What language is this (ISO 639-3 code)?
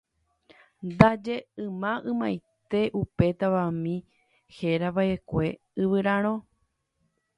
grn